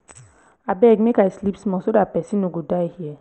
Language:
Nigerian Pidgin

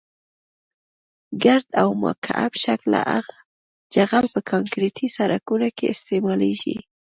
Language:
Pashto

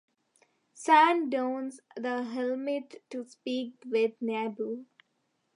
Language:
English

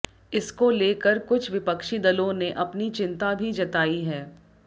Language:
Hindi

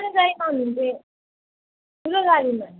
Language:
Nepali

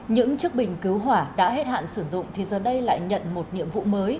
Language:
Vietnamese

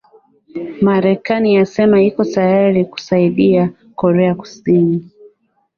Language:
Swahili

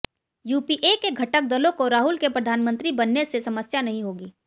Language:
Hindi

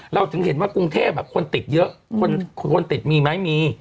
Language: Thai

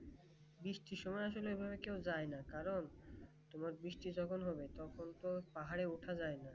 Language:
Bangla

